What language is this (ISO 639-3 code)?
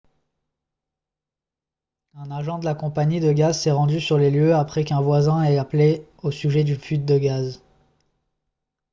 fra